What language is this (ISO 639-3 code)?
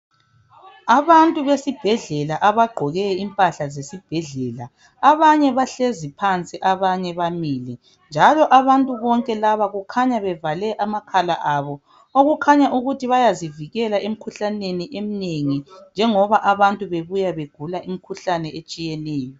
nde